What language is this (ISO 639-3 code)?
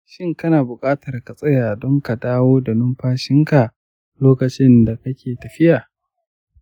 hau